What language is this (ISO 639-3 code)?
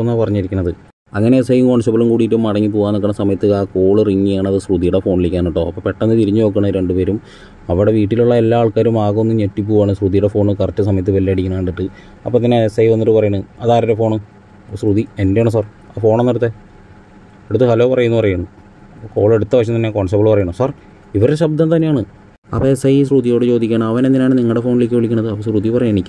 mal